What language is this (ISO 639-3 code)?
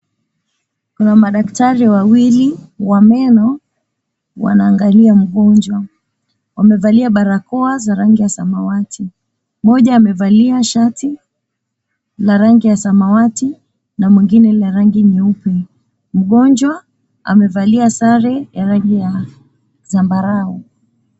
swa